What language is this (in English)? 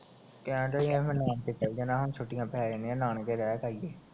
Punjabi